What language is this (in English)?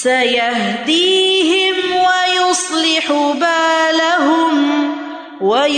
Urdu